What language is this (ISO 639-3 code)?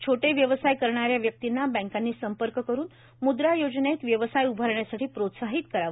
mar